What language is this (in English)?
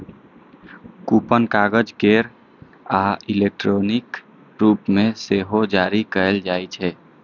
Maithili